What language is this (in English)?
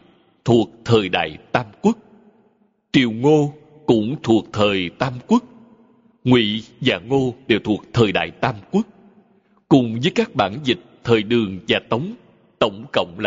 Vietnamese